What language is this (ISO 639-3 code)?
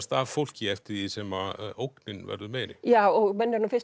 isl